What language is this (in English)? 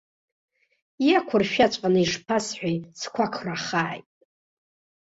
Abkhazian